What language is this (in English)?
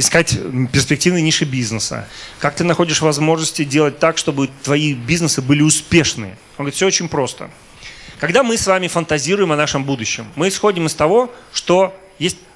Russian